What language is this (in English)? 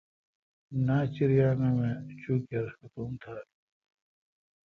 Kalkoti